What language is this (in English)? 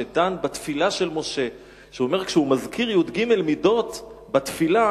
Hebrew